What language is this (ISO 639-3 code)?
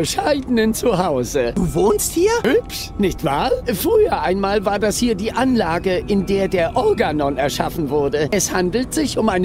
deu